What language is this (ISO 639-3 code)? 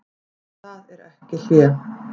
isl